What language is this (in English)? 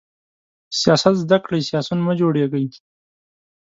Pashto